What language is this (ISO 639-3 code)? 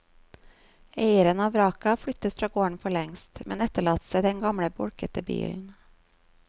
nor